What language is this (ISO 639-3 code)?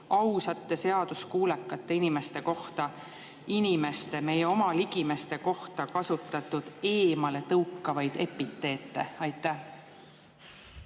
est